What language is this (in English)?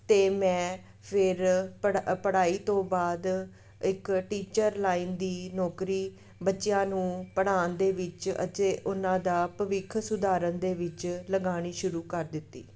Punjabi